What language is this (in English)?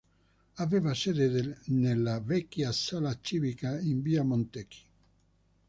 Italian